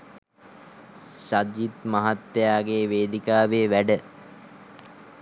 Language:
Sinhala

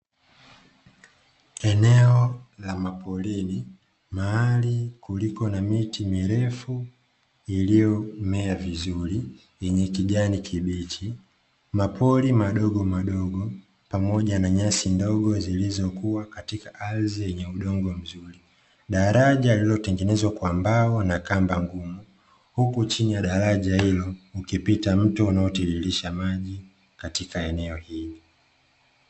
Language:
Swahili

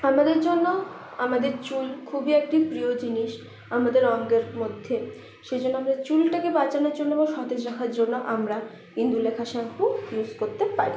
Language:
Bangla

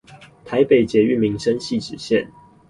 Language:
Chinese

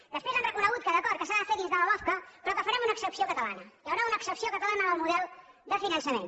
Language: Catalan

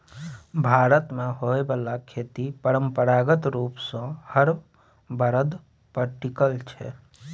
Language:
Maithili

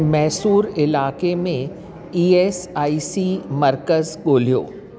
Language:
Sindhi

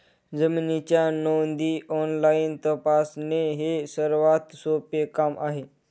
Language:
Marathi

